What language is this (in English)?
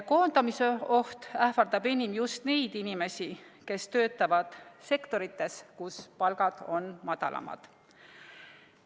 Estonian